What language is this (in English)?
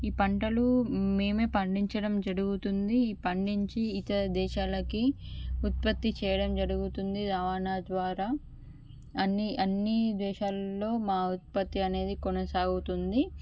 Telugu